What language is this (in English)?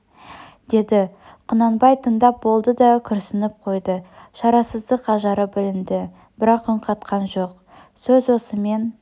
Kazakh